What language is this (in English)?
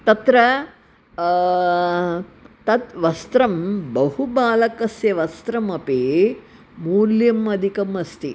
Sanskrit